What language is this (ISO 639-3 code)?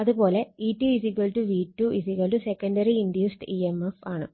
mal